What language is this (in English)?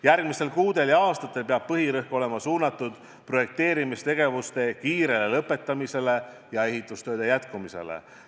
Estonian